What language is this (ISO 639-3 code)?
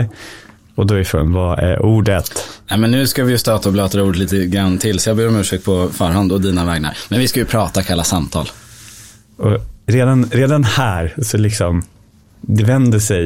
swe